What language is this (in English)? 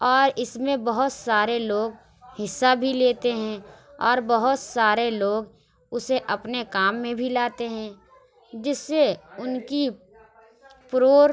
Urdu